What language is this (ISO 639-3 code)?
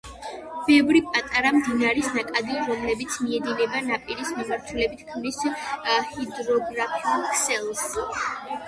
kat